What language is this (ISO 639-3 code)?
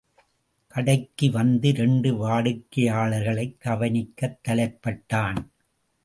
tam